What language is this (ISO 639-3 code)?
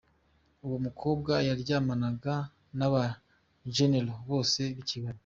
kin